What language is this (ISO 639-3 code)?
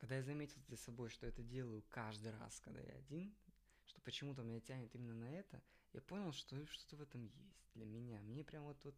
rus